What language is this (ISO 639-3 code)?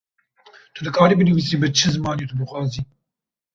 kur